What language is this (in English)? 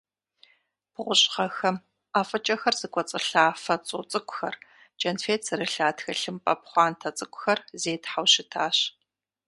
Kabardian